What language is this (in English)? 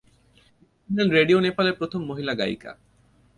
Bangla